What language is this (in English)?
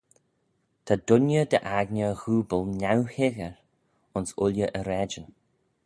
Manx